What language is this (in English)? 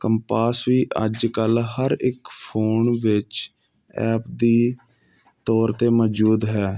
Punjabi